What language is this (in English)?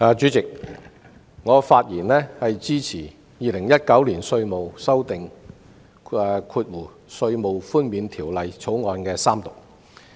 Cantonese